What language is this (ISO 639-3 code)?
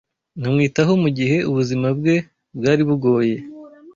kin